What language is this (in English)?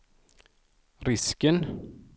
Swedish